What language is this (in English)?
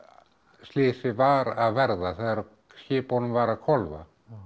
Icelandic